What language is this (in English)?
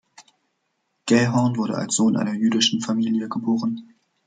German